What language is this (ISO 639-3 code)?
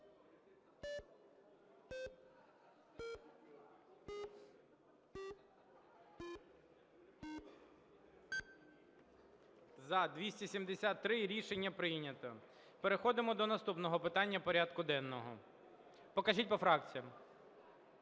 ukr